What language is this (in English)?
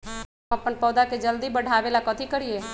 Magahi